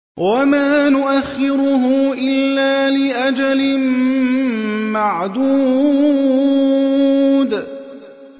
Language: Arabic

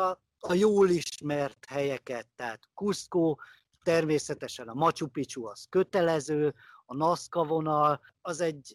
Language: Hungarian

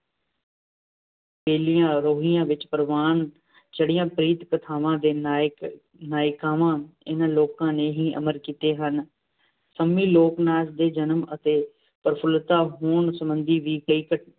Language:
Punjabi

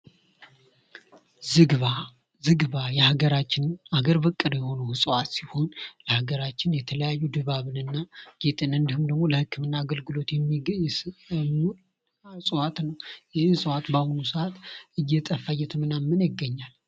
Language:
Amharic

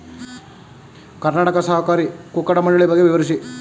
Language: Kannada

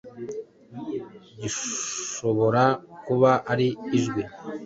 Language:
Kinyarwanda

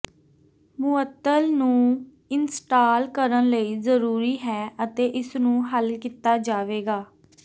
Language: Punjabi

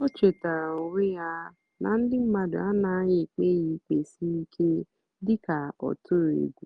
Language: Igbo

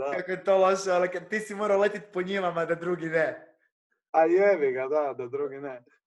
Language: Croatian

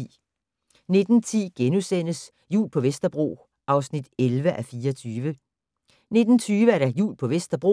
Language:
Danish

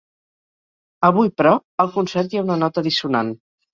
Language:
Catalan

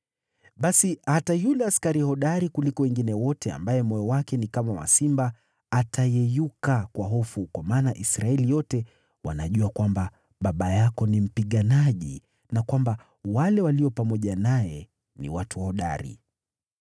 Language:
Swahili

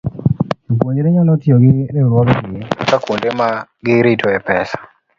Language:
Luo (Kenya and Tanzania)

